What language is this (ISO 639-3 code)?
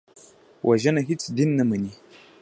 pus